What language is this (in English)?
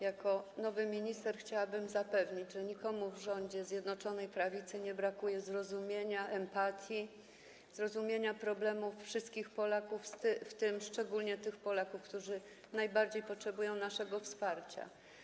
Polish